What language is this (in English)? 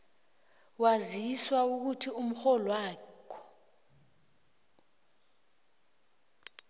South Ndebele